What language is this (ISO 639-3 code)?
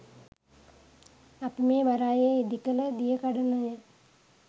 sin